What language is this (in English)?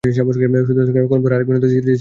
Bangla